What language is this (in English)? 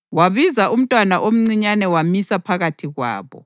North Ndebele